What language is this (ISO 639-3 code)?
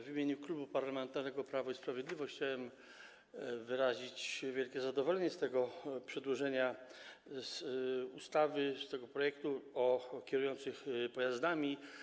pol